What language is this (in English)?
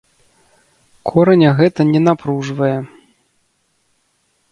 Belarusian